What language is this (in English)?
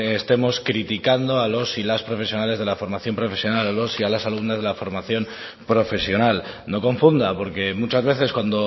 Spanish